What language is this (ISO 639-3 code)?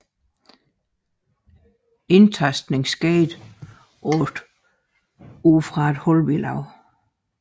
dan